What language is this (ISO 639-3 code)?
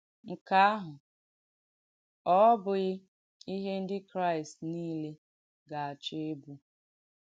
ibo